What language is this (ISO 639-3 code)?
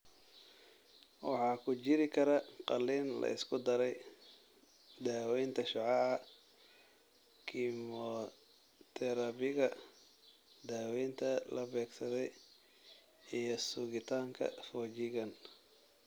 som